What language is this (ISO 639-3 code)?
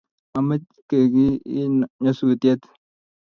kln